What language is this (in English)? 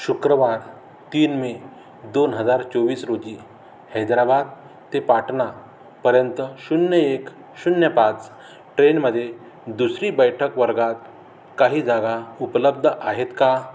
Marathi